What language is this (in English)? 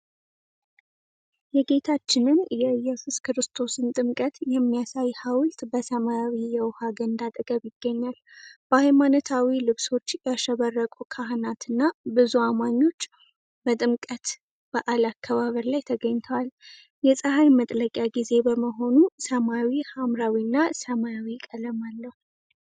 Amharic